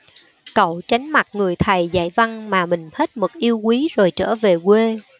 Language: Vietnamese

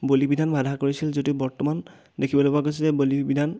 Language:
Assamese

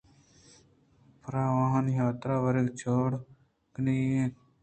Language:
Eastern Balochi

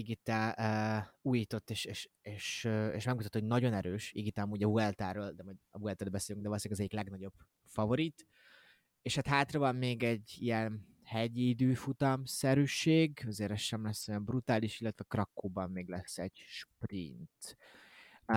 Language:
Hungarian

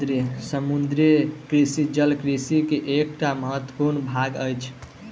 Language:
Maithili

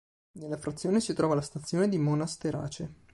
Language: Italian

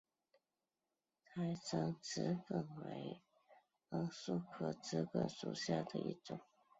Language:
Chinese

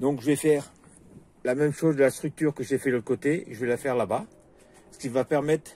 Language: French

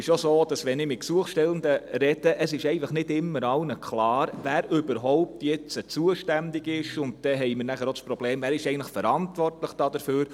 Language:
Swiss German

